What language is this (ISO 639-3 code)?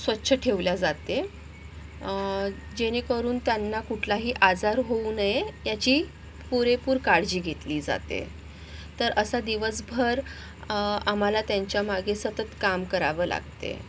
mar